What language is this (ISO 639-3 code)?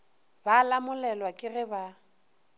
nso